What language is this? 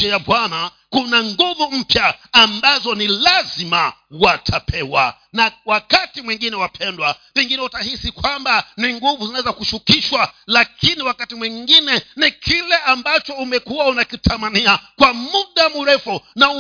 Swahili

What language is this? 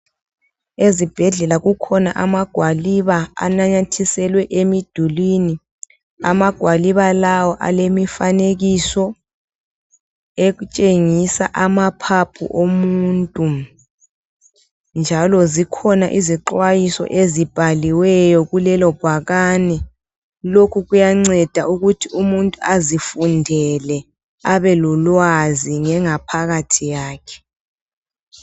North Ndebele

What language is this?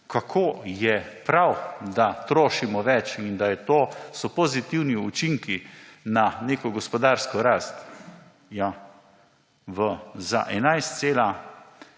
Slovenian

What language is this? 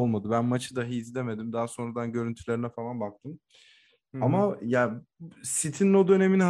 Turkish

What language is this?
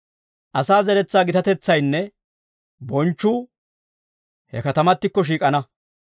Dawro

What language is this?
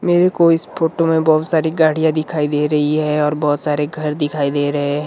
Hindi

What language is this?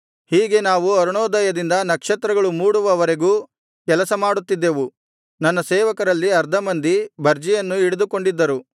Kannada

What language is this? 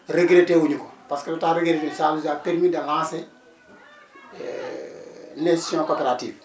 Wolof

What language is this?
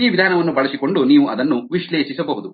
Kannada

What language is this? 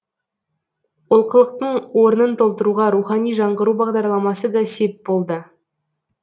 Kazakh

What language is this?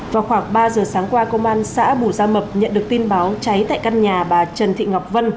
Vietnamese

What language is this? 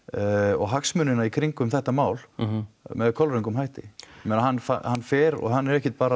Icelandic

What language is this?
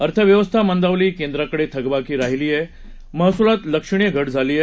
Marathi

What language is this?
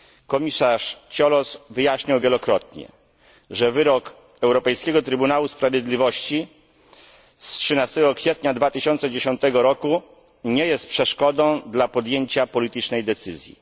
Polish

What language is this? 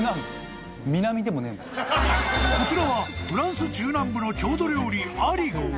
Japanese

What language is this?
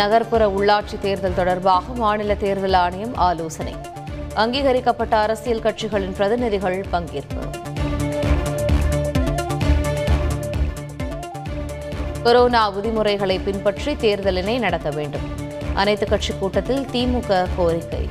Tamil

